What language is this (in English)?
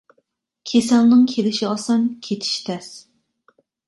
Uyghur